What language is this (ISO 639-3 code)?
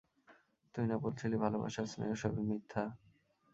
ben